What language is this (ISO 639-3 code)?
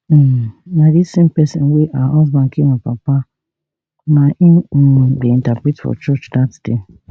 pcm